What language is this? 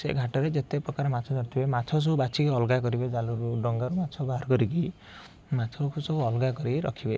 Odia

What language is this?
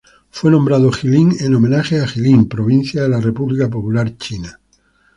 Spanish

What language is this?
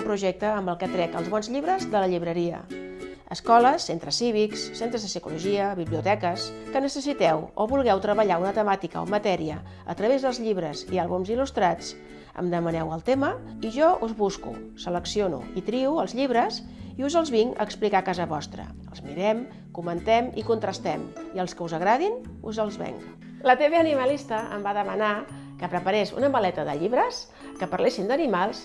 Spanish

